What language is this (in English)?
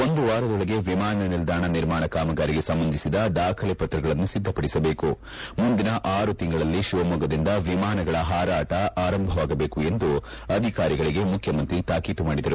Kannada